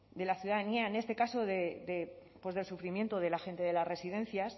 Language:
Spanish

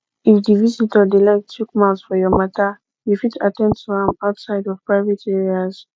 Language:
Nigerian Pidgin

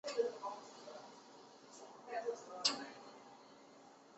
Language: Chinese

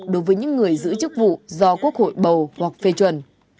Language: Vietnamese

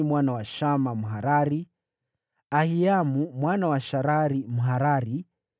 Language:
Swahili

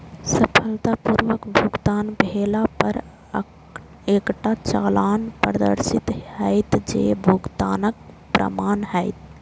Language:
Maithili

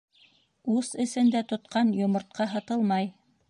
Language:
Bashkir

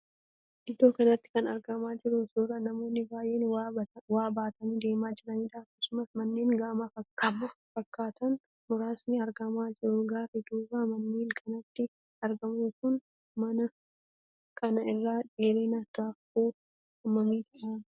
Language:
Oromo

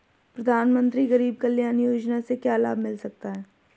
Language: Hindi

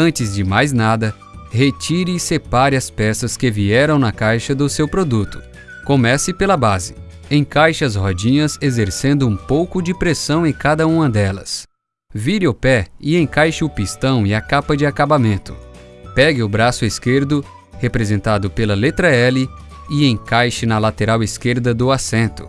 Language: Portuguese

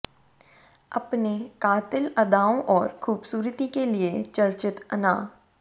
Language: Hindi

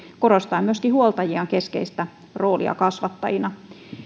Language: Finnish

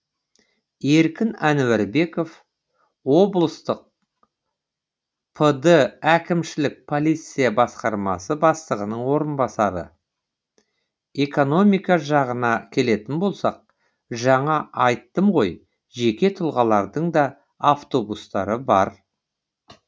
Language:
Kazakh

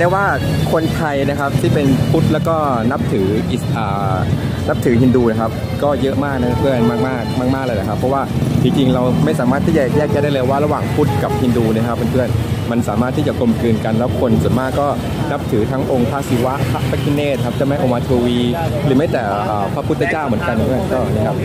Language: Thai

